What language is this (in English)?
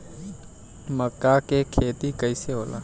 Bhojpuri